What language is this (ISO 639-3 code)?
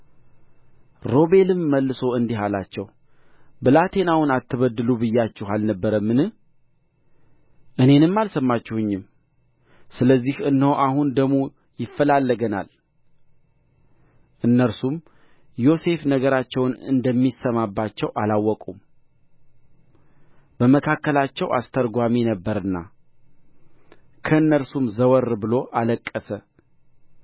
amh